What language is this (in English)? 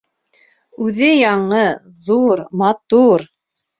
Bashkir